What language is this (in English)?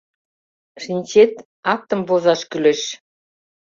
Mari